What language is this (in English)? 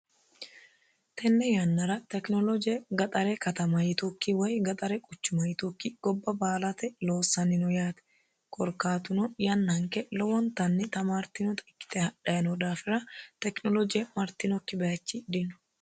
Sidamo